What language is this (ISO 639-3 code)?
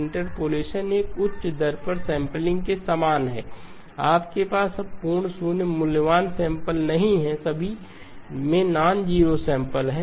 hin